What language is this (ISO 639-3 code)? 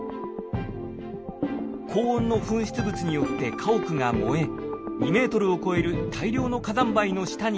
jpn